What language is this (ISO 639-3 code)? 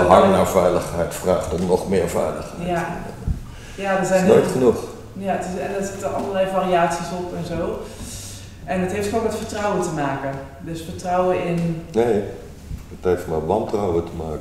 nld